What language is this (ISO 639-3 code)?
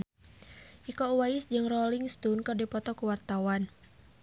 sun